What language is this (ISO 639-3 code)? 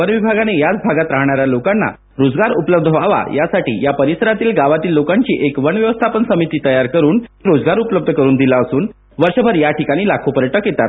mar